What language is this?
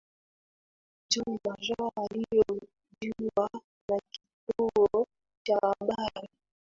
Swahili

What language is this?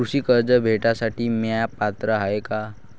Marathi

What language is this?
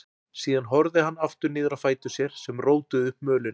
Icelandic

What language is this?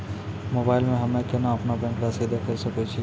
Maithili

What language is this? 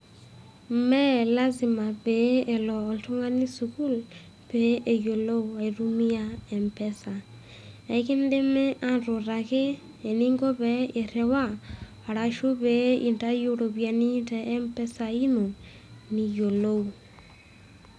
Masai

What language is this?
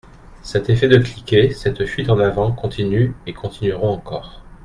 French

